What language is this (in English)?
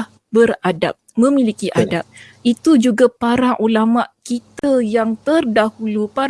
Malay